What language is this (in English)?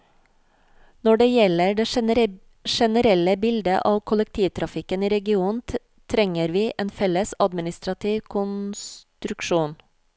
Norwegian